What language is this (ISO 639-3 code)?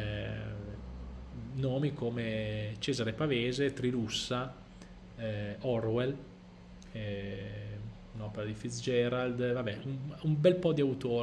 ita